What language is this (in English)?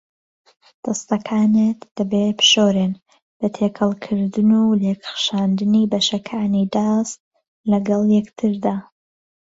Central Kurdish